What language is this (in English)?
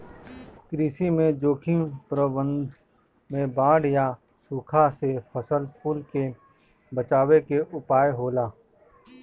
Bhojpuri